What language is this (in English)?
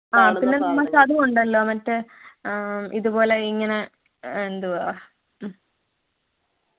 Malayalam